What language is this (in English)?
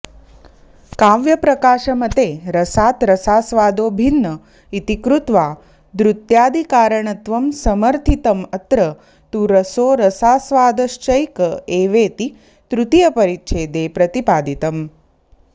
Sanskrit